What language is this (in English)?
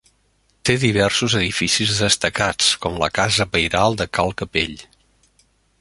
Catalan